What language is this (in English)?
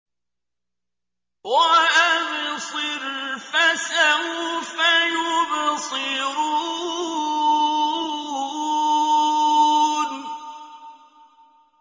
Arabic